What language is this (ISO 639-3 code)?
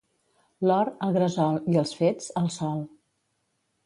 cat